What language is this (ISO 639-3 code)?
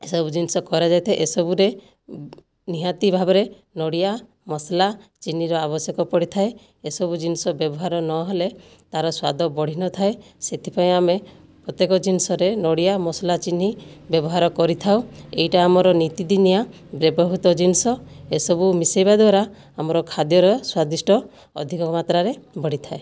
ori